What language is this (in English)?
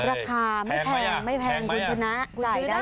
Thai